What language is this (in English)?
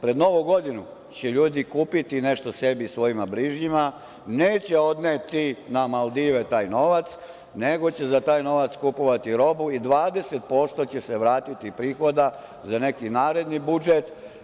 Serbian